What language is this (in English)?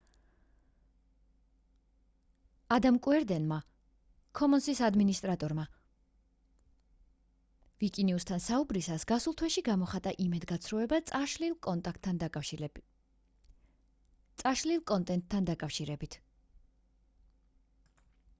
Georgian